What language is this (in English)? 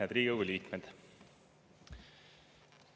Estonian